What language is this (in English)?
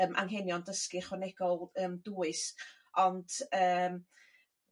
Welsh